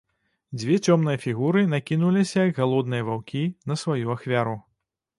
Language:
Belarusian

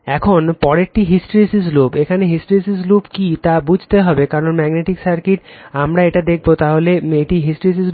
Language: Bangla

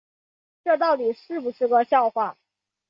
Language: Chinese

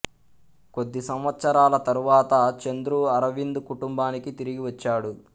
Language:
Telugu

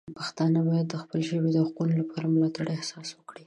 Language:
Pashto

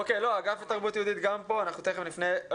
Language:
Hebrew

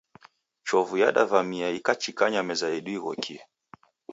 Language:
Taita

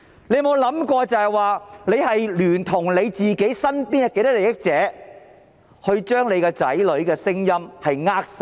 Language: Cantonese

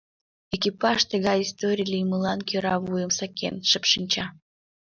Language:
Mari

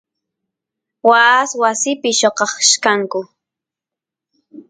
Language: Santiago del Estero Quichua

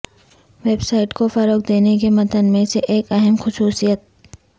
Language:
Urdu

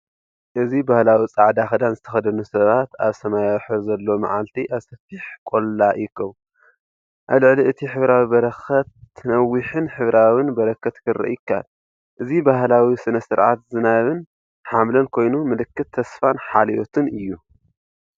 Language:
Tigrinya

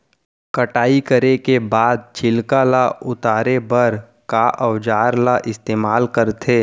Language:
Chhattisgarhi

